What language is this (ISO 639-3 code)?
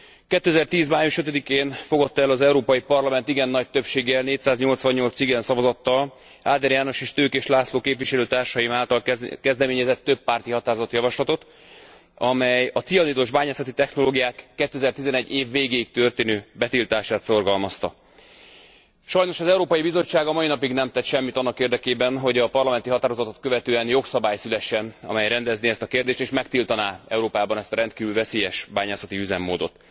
hun